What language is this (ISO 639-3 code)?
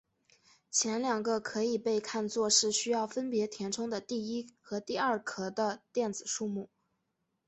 zho